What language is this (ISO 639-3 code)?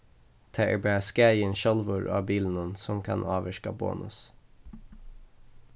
fao